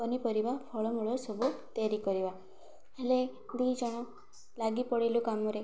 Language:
Odia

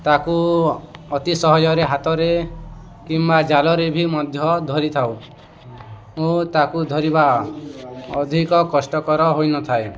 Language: Odia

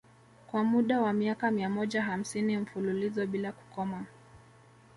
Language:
Swahili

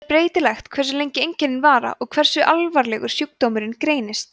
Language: Icelandic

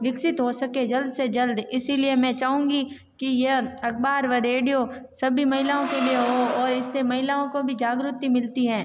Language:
Hindi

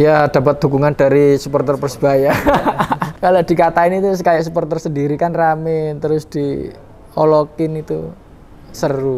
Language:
Indonesian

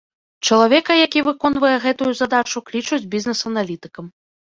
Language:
Belarusian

